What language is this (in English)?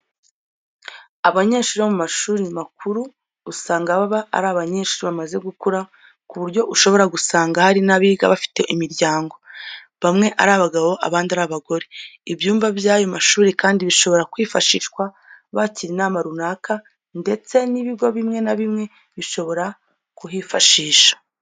Kinyarwanda